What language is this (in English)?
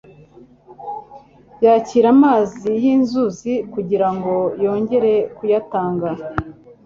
Kinyarwanda